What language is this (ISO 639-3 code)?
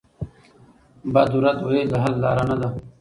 pus